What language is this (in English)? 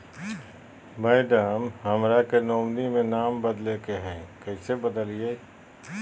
Magahi